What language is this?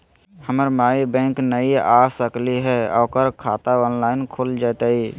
Magahi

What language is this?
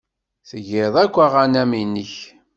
Kabyle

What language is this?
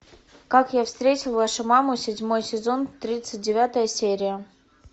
Russian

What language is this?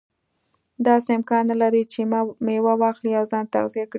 Pashto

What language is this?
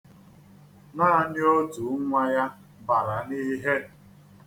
Igbo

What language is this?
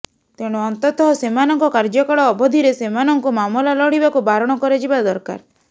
Odia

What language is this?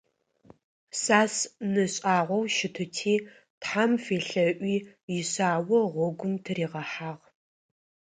Adyghe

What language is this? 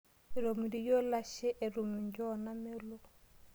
Masai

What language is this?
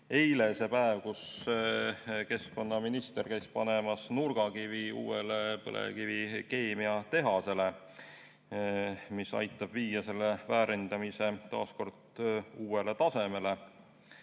Estonian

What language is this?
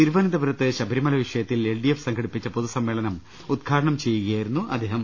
Malayalam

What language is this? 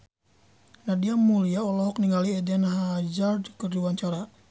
Sundanese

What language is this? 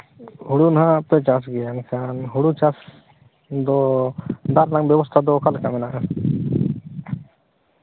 Santali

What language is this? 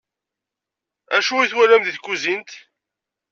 Kabyle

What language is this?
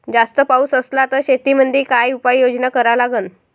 Marathi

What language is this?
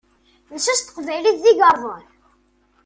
Kabyle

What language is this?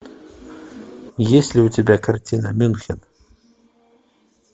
Russian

